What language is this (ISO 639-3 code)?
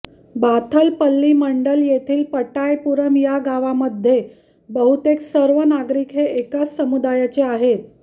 mar